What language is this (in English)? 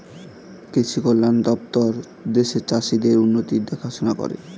Bangla